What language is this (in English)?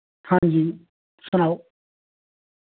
Dogri